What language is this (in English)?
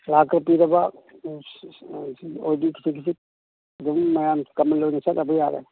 Manipuri